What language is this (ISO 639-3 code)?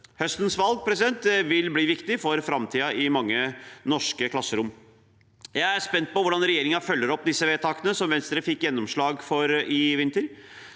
nor